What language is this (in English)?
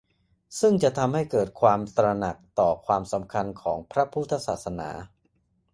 Thai